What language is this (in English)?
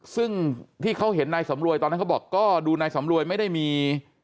Thai